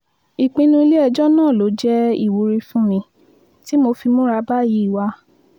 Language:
Yoruba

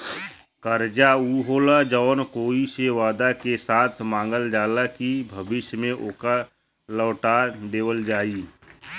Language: Bhojpuri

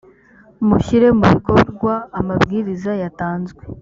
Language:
Kinyarwanda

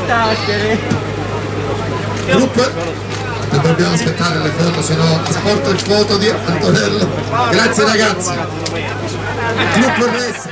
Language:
Italian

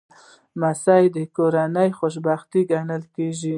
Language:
Pashto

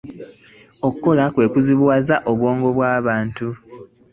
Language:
Ganda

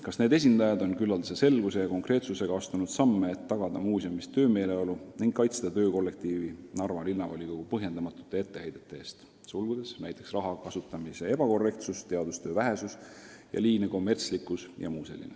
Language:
Estonian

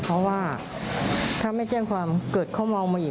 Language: Thai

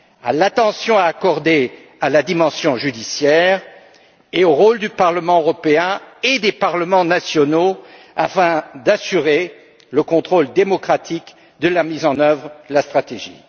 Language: French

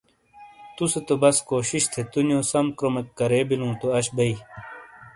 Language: Shina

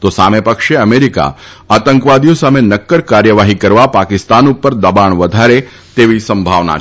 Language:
Gujarati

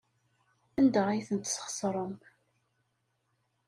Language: Kabyle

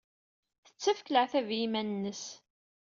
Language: Kabyle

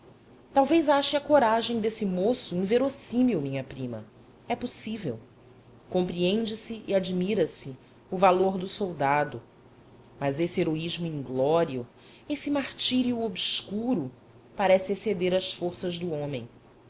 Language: Portuguese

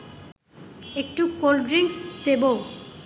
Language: Bangla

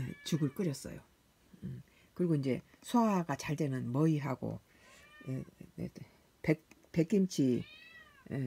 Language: Korean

